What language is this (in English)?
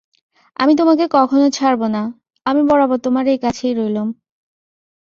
Bangla